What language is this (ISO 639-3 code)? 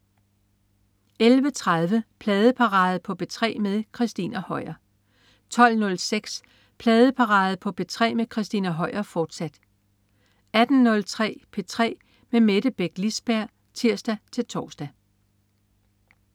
dan